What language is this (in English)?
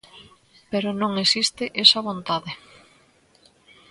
Galician